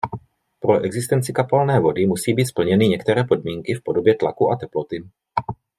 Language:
Czech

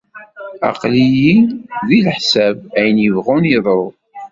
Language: Kabyle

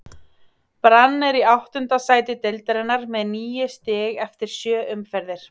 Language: Icelandic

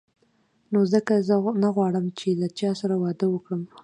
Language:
Pashto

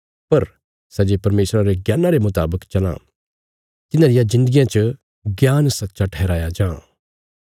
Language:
Bilaspuri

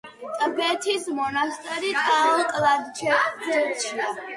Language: Georgian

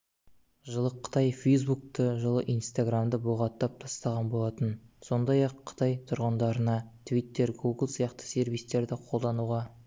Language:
Kazakh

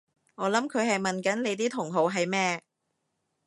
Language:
Cantonese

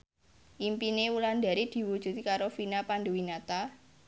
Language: Javanese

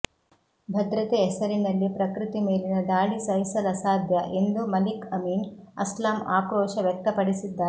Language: Kannada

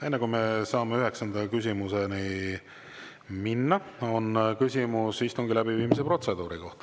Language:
Estonian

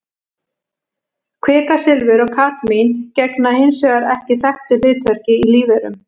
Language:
Icelandic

